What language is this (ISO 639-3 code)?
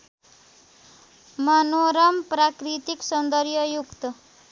nep